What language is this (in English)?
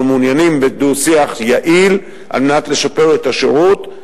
Hebrew